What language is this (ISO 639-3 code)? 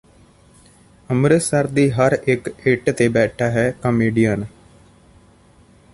pan